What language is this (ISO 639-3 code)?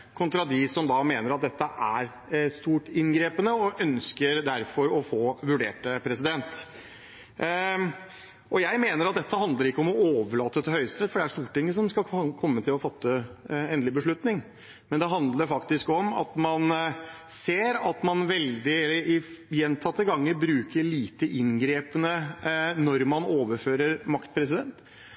nob